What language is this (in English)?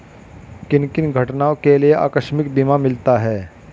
Hindi